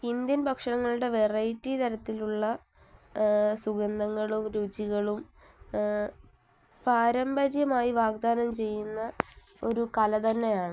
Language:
Malayalam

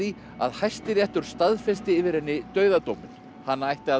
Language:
Icelandic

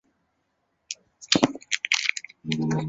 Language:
Chinese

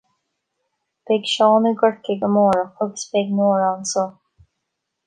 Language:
Irish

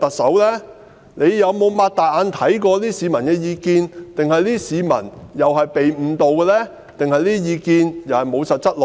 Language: Cantonese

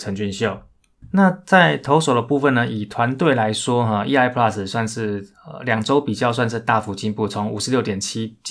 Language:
Chinese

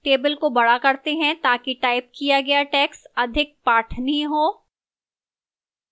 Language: Hindi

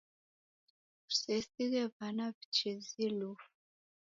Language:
Taita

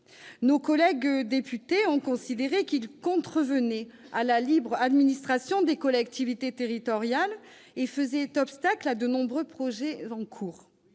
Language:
French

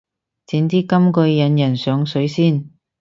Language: Cantonese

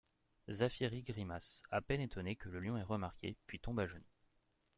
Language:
French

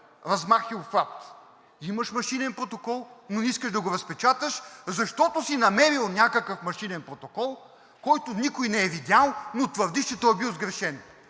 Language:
Bulgarian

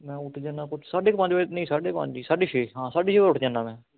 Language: Punjabi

